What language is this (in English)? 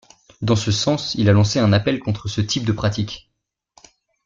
French